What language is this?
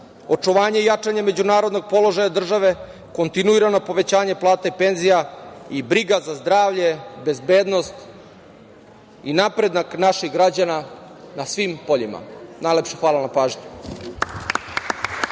Serbian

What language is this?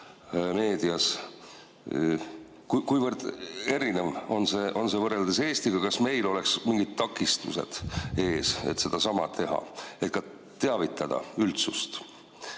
Estonian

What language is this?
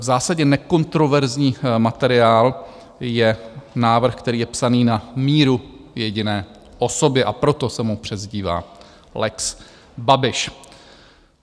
Czech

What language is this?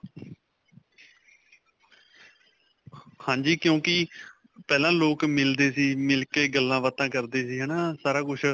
Punjabi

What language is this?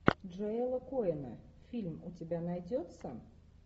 Russian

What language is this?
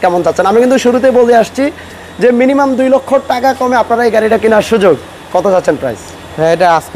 Bangla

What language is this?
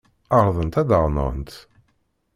Kabyle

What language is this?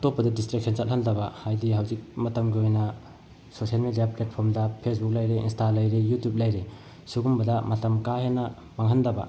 Manipuri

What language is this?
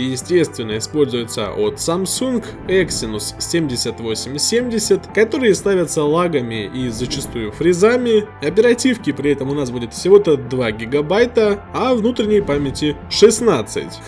Russian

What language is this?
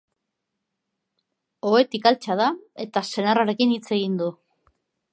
Basque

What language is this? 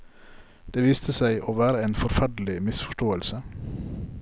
Norwegian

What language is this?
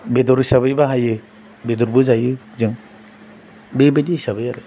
Bodo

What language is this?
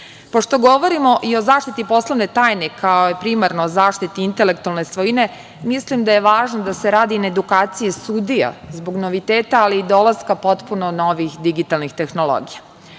Serbian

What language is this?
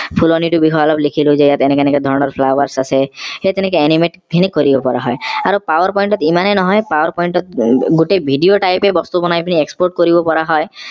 Assamese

